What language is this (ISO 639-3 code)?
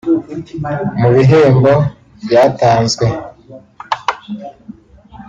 kin